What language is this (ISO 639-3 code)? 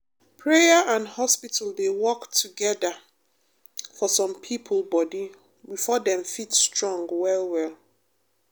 pcm